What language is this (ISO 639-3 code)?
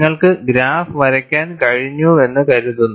mal